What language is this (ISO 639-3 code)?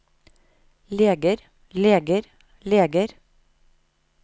nor